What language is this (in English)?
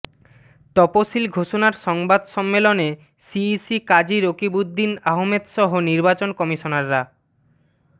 Bangla